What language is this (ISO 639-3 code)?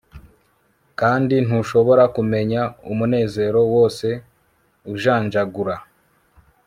kin